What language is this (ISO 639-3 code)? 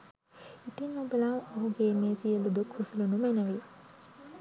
sin